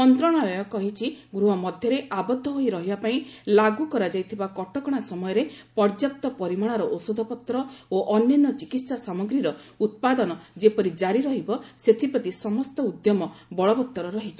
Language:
Odia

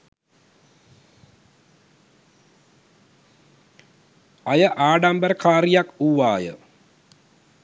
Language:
Sinhala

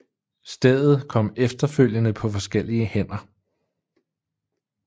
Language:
Danish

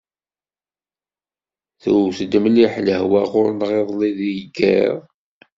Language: Kabyle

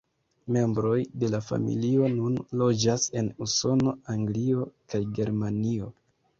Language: Esperanto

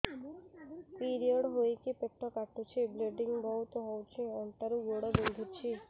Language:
Odia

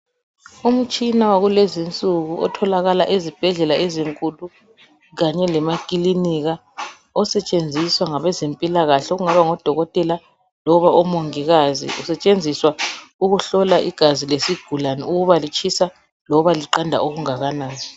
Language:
North Ndebele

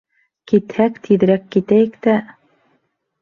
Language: Bashkir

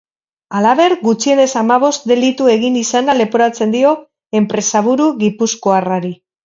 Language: Basque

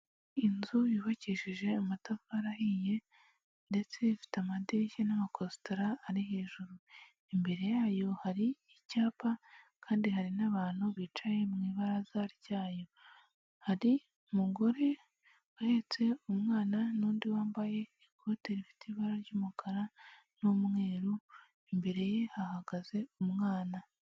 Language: Kinyarwanda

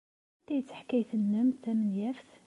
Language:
Kabyle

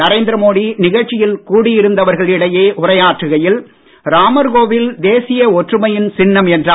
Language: Tamil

